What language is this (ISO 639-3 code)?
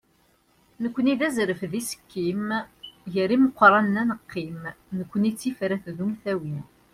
kab